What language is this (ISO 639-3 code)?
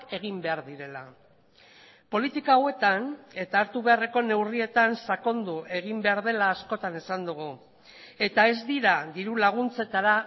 eus